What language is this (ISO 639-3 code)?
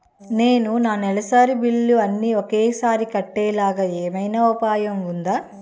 tel